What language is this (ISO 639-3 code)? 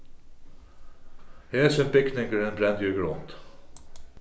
fao